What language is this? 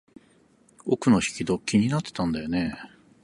Japanese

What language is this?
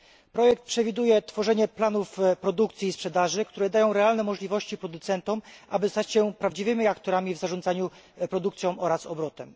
Polish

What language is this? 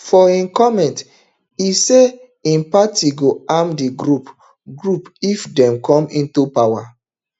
Nigerian Pidgin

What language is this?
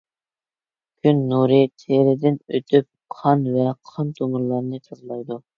Uyghur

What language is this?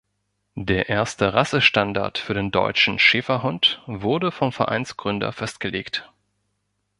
German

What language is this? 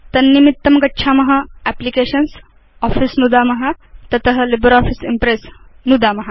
Sanskrit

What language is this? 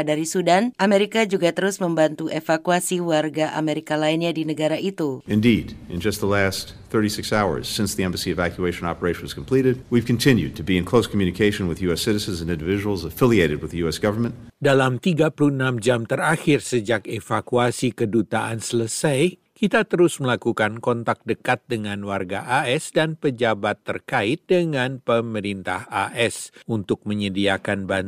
Indonesian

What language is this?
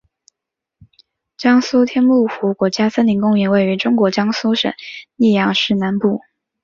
Chinese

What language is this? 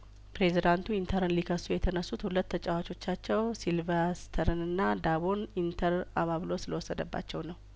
Amharic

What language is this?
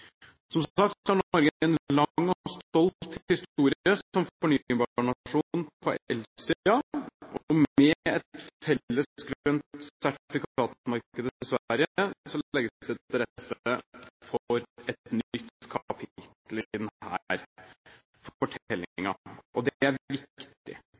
Norwegian Bokmål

